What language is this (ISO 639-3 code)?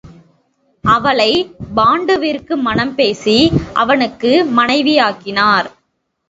tam